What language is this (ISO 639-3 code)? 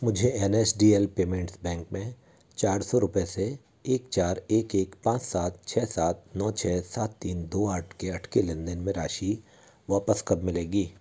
hin